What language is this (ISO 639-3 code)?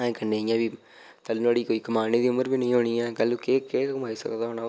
doi